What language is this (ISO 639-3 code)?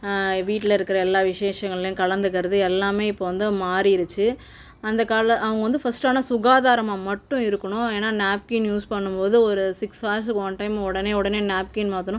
tam